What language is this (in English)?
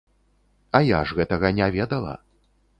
Belarusian